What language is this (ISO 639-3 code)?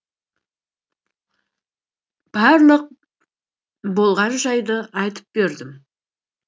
kaz